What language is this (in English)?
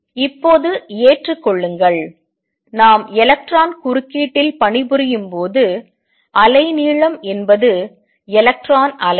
Tamil